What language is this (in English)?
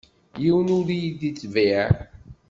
Kabyle